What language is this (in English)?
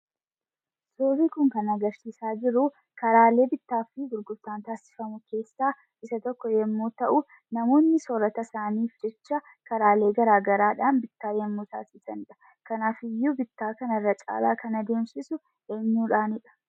Oromo